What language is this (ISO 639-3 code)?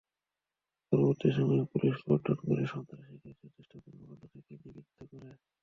ben